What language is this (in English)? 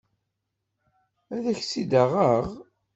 Kabyle